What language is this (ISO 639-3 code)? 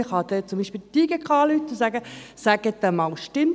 gsw